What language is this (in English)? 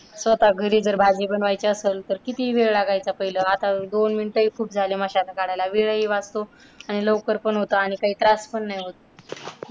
Marathi